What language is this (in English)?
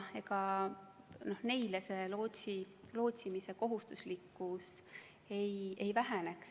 Estonian